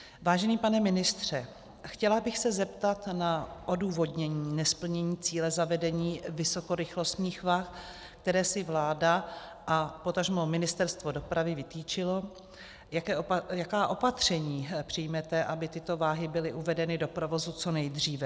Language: Czech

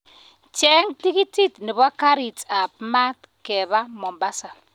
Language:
Kalenjin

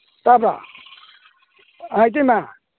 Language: Manipuri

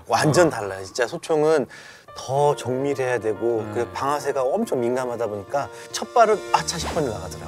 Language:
Korean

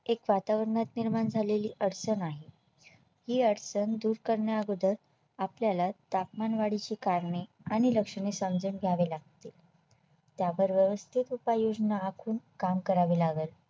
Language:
Marathi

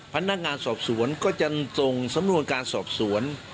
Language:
Thai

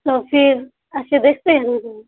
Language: Urdu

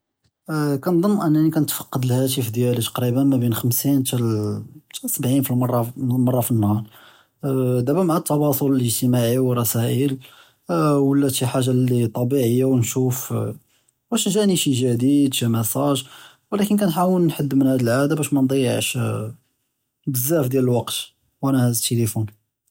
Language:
Judeo-Arabic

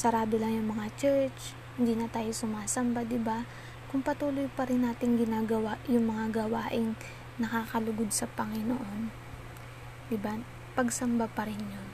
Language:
Filipino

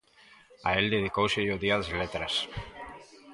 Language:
Galician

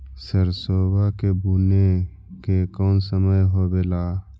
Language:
Magahi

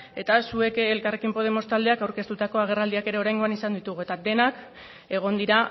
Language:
Basque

